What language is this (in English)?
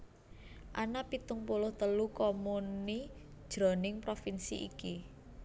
Javanese